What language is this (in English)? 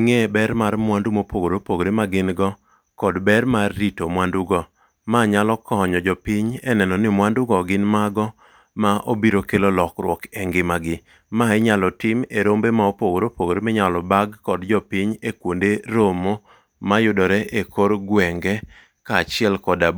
Luo (Kenya and Tanzania)